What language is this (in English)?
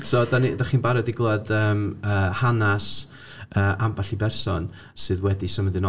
Welsh